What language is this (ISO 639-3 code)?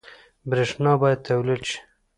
pus